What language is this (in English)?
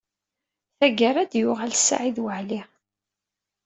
Kabyle